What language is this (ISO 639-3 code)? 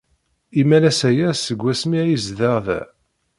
kab